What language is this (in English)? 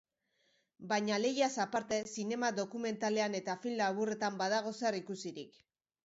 Basque